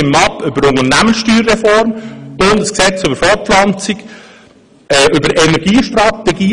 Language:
Swiss German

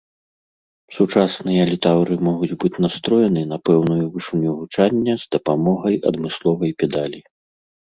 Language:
Belarusian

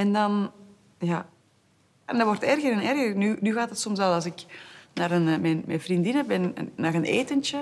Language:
Dutch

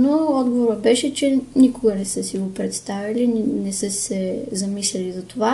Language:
Bulgarian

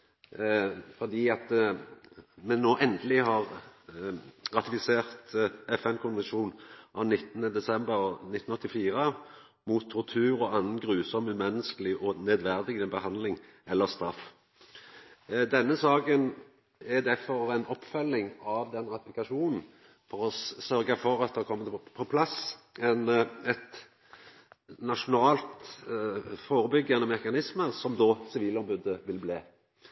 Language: Norwegian Nynorsk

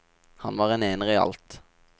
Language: Norwegian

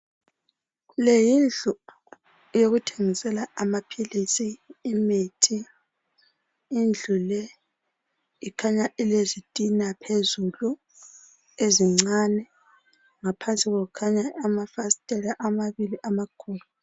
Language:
North Ndebele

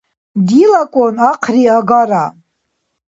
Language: Dargwa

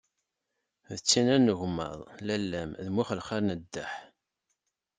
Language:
Kabyle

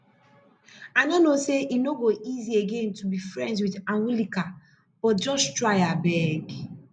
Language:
Nigerian Pidgin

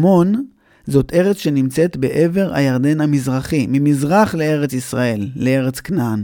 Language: Hebrew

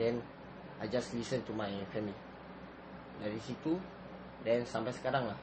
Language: Malay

